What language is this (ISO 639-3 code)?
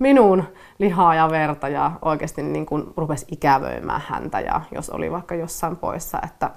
fin